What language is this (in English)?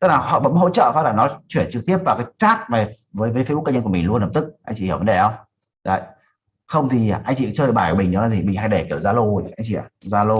Vietnamese